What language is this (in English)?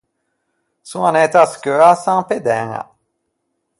Ligurian